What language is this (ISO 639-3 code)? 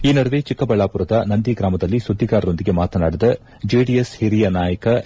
kan